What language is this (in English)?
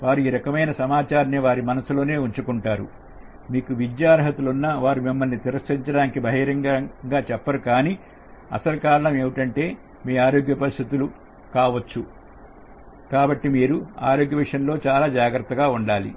Telugu